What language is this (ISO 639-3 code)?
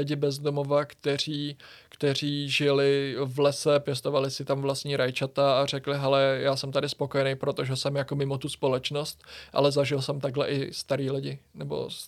ces